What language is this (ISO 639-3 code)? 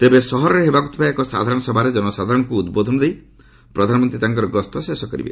ori